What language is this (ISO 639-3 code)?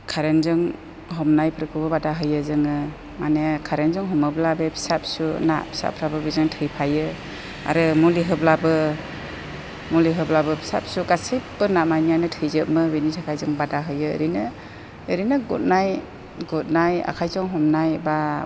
brx